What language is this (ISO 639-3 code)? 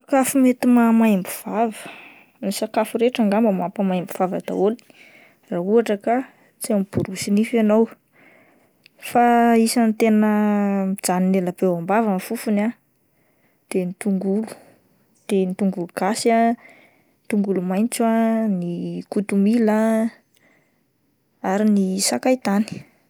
mlg